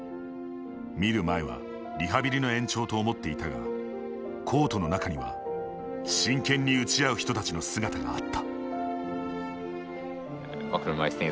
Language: Japanese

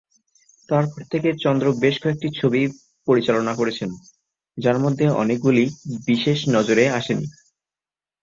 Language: Bangla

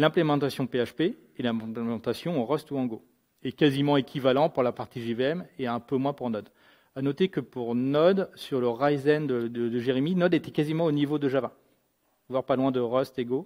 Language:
French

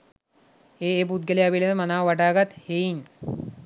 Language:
Sinhala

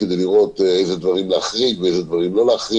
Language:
Hebrew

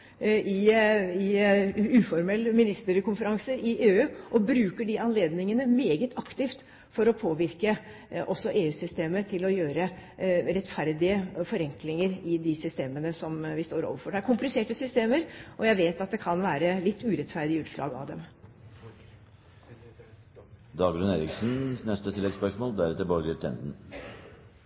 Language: Norwegian Bokmål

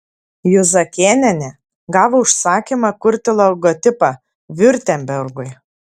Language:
Lithuanian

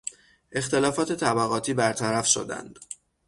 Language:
Persian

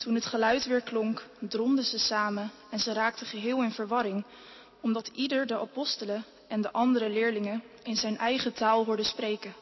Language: Dutch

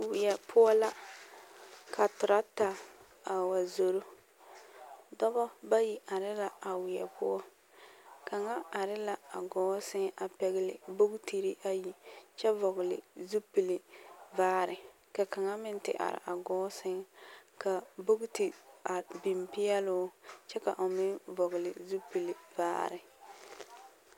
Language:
Southern Dagaare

